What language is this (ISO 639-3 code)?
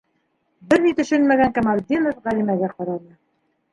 bak